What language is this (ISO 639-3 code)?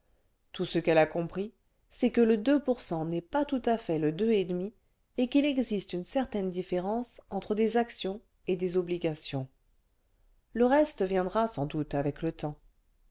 fra